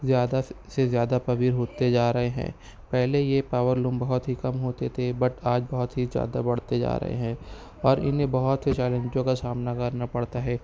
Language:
Urdu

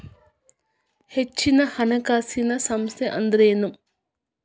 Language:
Kannada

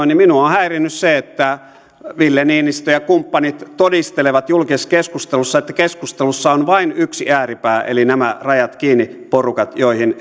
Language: Finnish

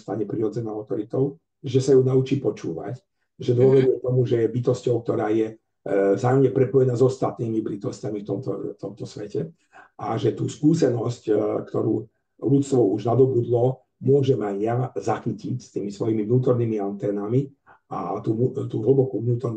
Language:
Slovak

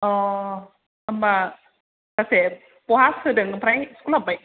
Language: Bodo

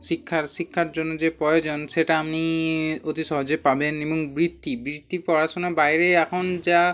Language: Bangla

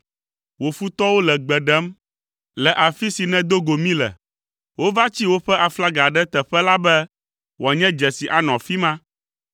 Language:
Ewe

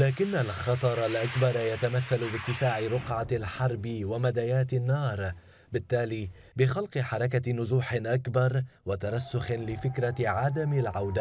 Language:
Arabic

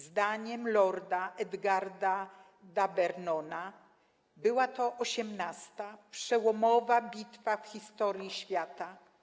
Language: Polish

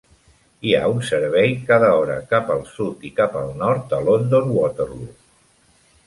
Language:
Catalan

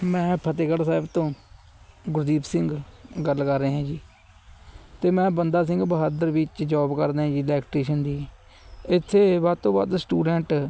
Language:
Punjabi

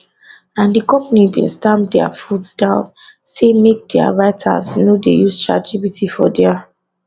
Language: Nigerian Pidgin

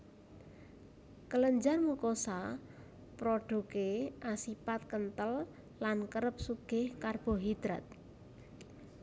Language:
Javanese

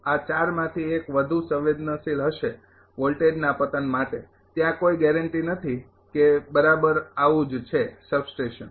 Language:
Gujarati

